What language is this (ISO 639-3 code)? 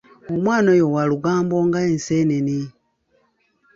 lug